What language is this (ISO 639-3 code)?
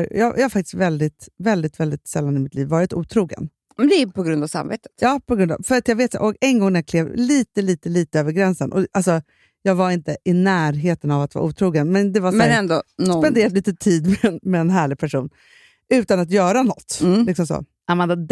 swe